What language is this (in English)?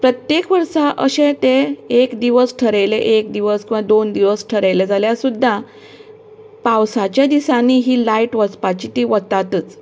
Konkani